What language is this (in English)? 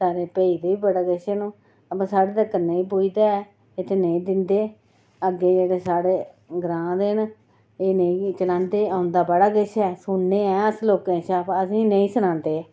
Dogri